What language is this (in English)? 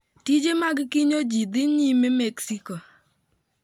Luo (Kenya and Tanzania)